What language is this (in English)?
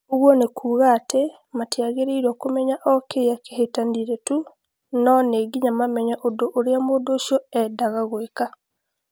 Kikuyu